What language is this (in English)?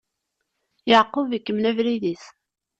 Kabyle